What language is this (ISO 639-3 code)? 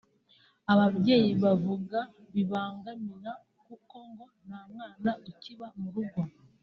kin